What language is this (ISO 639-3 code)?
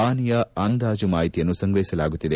kan